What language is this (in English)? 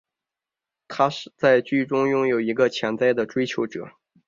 Chinese